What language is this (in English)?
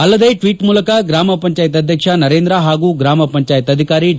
Kannada